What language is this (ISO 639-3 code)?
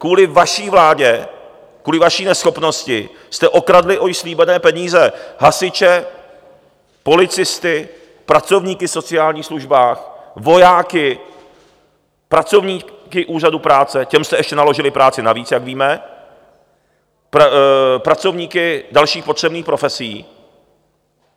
ces